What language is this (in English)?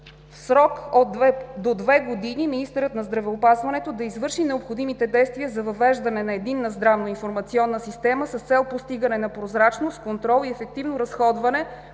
Bulgarian